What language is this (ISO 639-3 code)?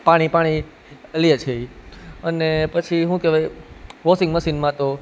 guj